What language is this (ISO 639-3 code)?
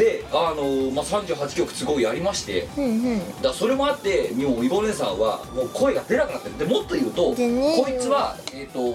jpn